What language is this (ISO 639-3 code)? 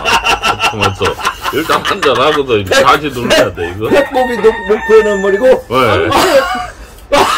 kor